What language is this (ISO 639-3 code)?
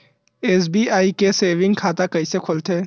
hne